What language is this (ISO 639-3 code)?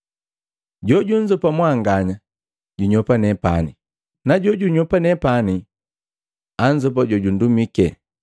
mgv